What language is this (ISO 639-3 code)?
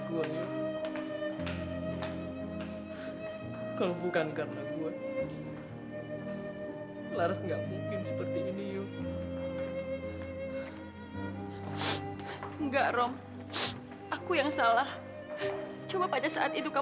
ind